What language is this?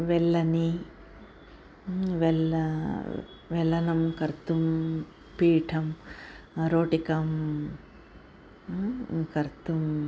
Sanskrit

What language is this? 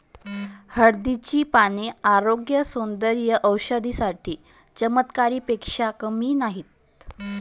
Marathi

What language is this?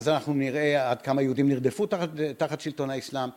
Hebrew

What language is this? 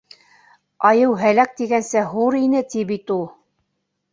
Bashkir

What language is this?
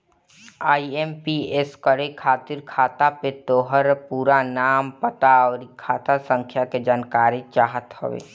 Bhojpuri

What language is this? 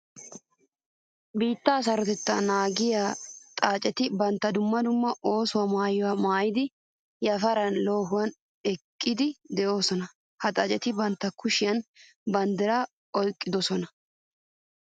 Wolaytta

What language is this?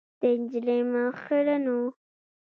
Pashto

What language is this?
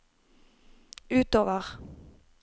Norwegian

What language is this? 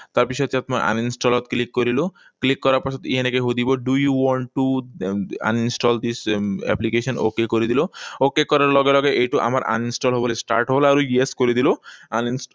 Assamese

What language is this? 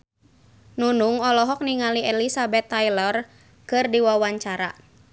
Sundanese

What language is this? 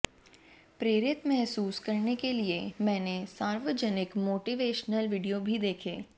Hindi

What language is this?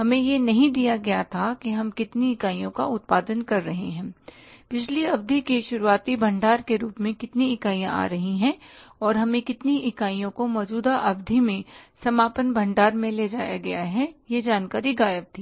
Hindi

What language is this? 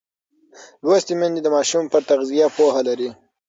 Pashto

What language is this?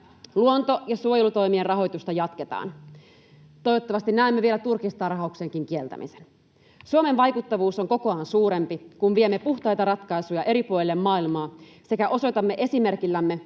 Finnish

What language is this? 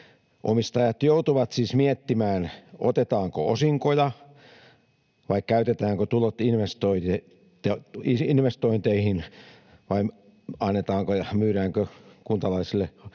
Finnish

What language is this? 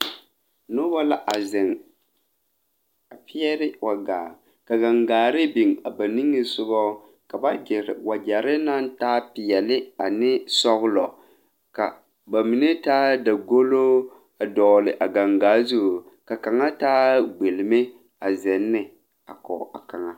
Southern Dagaare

